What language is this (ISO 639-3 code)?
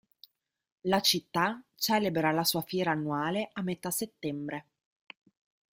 ita